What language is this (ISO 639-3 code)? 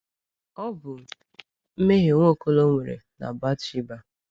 ibo